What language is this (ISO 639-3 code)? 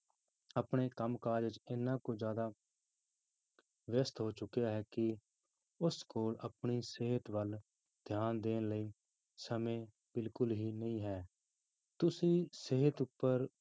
pan